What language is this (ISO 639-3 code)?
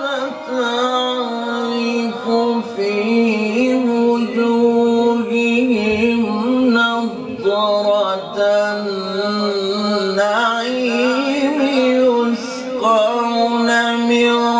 ara